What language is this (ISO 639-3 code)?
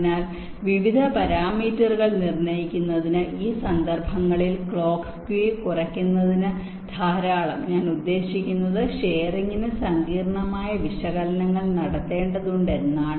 mal